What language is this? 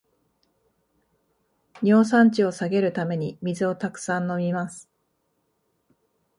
Japanese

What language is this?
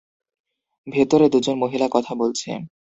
Bangla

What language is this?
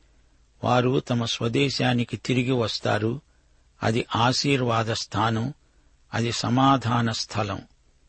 Telugu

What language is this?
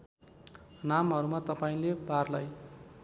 Nepali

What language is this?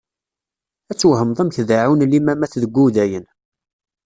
Kabyle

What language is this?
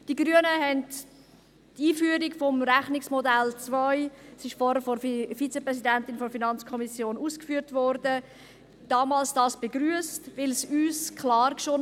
Swiss German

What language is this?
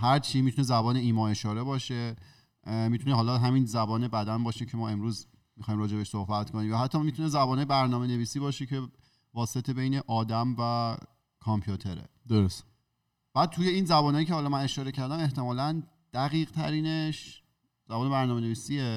Persian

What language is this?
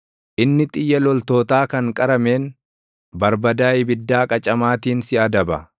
Oromo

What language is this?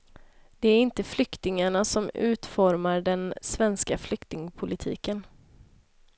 Swedish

